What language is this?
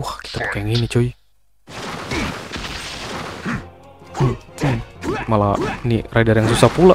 Indonesian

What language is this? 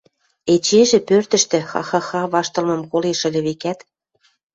Western Mari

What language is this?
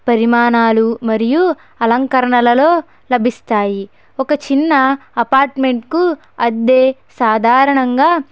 Telugu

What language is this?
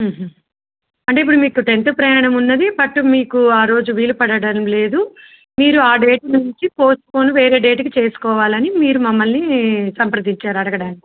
Telugu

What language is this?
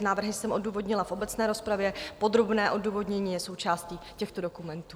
Czech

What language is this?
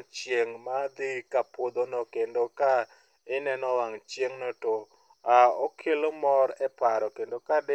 Luo (Kenya and Tanzania)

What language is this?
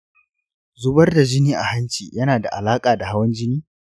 Hausa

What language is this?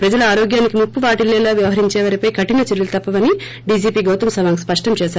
Telugu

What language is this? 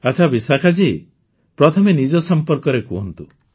Odia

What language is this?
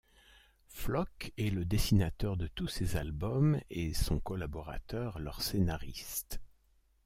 French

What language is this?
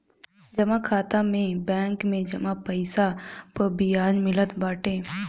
Bhojpuri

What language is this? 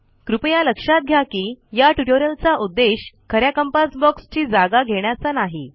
Marathi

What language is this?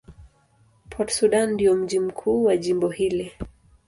Swahili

